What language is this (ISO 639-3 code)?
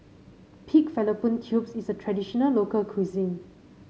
eng